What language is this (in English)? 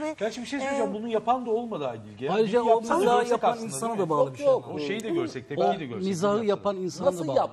Turkish